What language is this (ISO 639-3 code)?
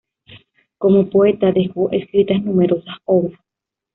spa